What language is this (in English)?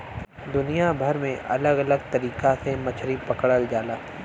Bhojpuri